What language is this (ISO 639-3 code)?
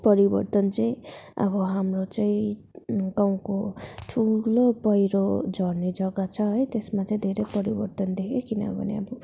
nep